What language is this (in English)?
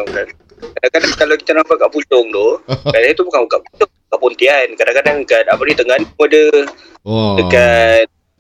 Malay